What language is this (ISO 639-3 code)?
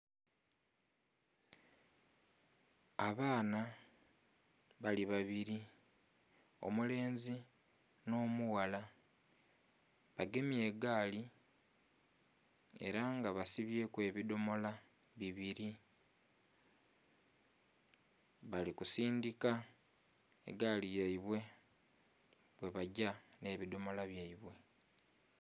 xog